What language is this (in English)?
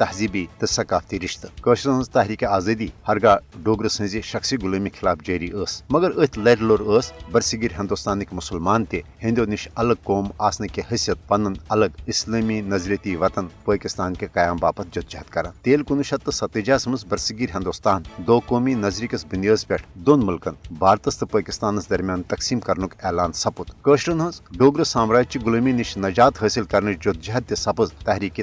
Urdu